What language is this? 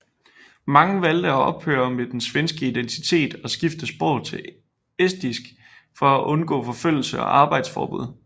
Danish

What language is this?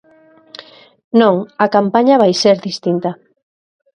Galician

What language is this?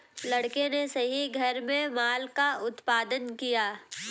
Hindi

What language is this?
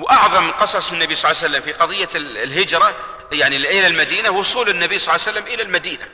Arabic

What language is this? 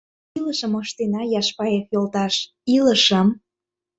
Mari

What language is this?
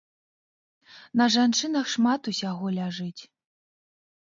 Belarusian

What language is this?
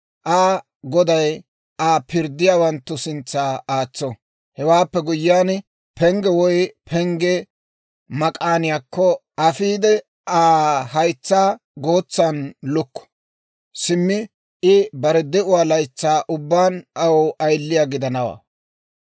Dawro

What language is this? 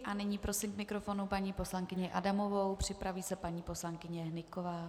Czech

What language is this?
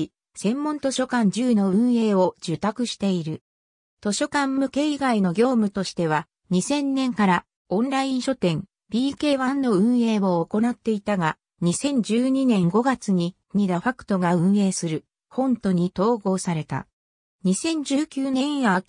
Japanese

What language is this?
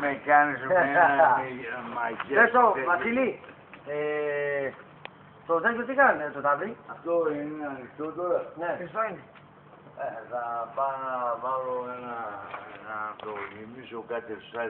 Hebrew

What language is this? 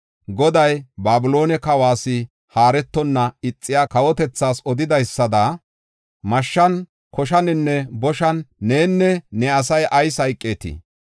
Gofa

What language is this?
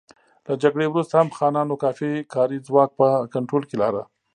Pashto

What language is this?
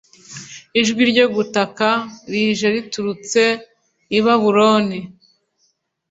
Kinyarwanda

